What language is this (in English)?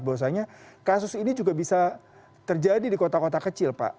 Indonesian